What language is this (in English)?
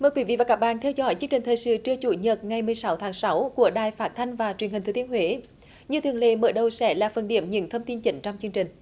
Vietnamese